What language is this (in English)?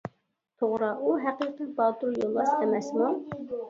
Uyghur